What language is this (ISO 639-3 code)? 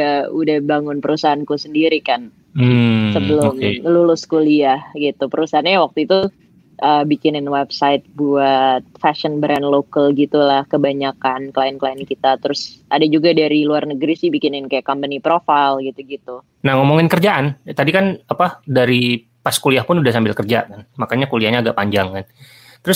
ind